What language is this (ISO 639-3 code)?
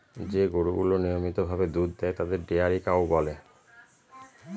ben